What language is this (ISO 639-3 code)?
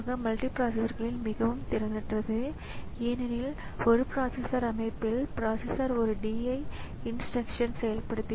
tam